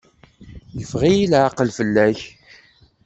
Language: Kabyle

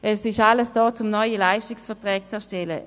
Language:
Swiss German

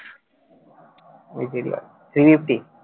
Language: Bangla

